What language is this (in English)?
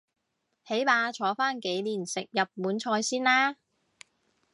Cantonese